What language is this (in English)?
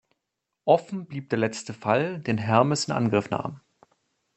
German